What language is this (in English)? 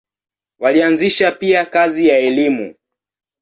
Swahili